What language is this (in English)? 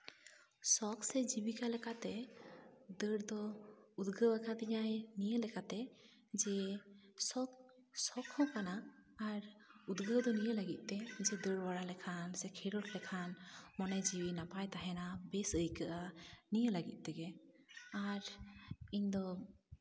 Santali